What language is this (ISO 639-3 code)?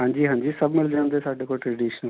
pan